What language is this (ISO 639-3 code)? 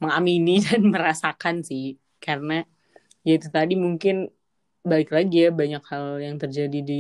ind